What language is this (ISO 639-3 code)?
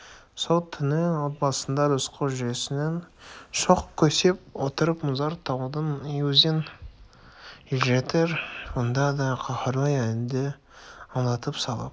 kaz